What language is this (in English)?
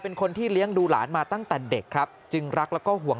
Thai